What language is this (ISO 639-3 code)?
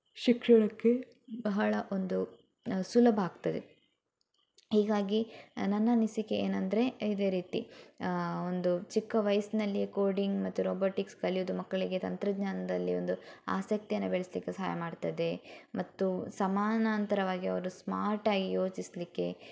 kan